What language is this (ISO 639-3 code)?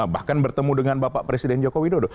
ind